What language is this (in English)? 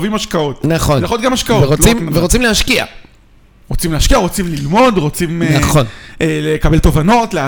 Hebrew